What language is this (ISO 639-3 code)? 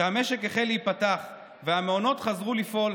heb